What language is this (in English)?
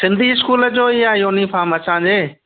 Sindhi